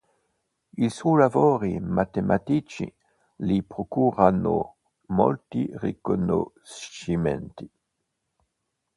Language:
Italian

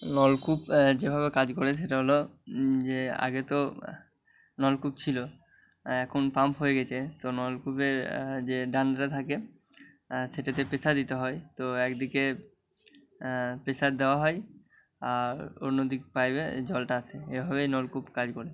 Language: Bangla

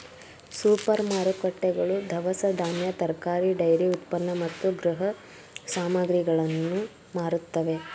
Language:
Kannada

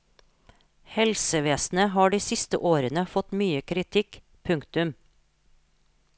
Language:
Norwegian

